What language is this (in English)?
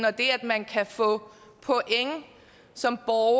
Danish